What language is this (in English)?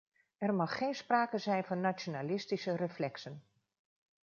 Dutch